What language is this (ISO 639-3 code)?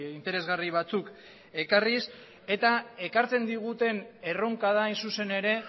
eus